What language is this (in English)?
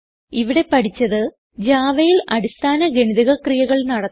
Malayalam